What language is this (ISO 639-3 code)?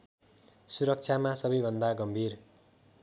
nep